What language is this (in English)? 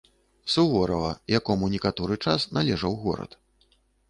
Belarusian